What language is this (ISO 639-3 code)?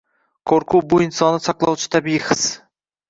uzb